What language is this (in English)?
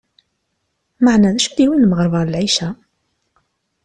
Kabyle